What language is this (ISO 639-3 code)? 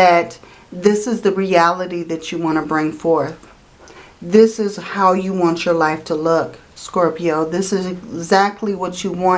eng